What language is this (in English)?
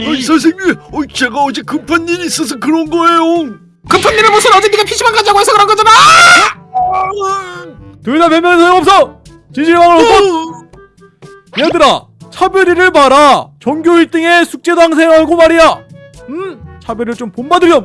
Korean